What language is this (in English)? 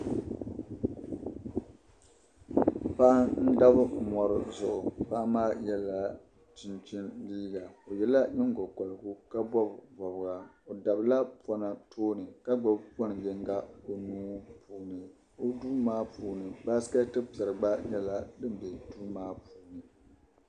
Dagbani